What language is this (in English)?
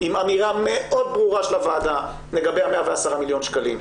Hebrew